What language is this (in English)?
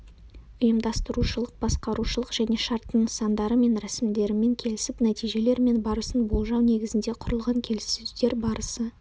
Kazakh